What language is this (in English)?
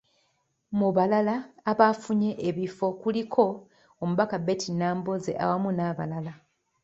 Ganda